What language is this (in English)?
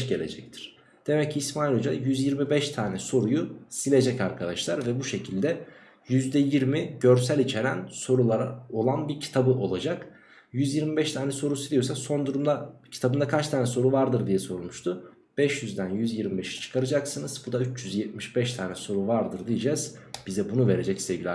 Turkish